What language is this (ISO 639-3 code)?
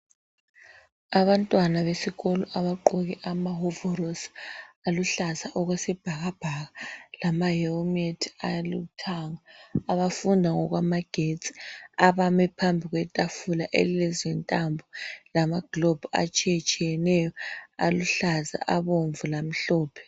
nde